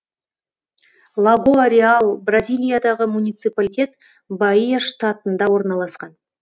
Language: Kazakh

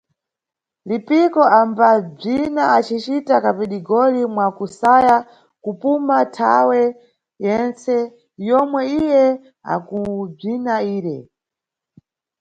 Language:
Nyungwe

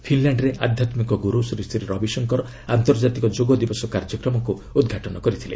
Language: Odia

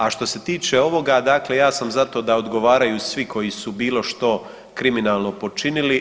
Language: Croatian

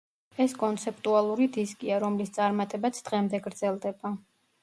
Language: Georgian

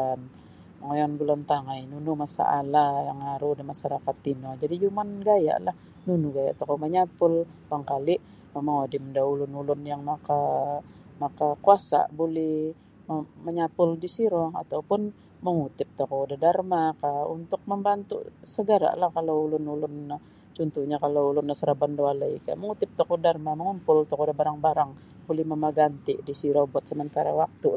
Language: Sabah Bisaya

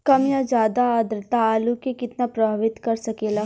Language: Bhojpuri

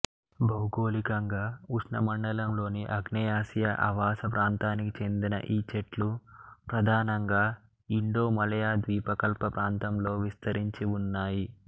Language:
Telugu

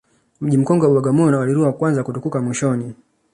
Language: Swahili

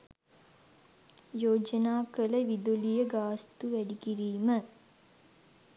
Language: Sinhala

